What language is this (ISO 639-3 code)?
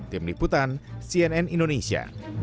ind